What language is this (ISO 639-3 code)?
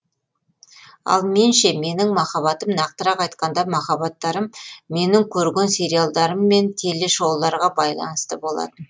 kaz